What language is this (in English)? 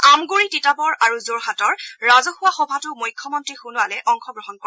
Assamese